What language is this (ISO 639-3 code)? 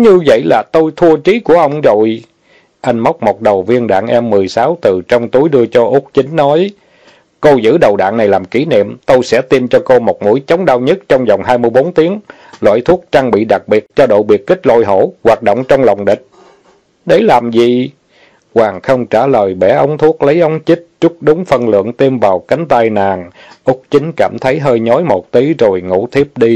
vie